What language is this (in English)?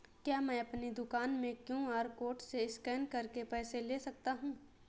Hindi